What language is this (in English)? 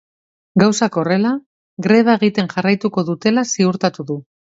Basque